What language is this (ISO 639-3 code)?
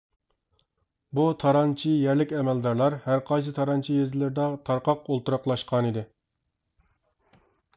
uig